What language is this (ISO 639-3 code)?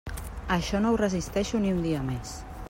cat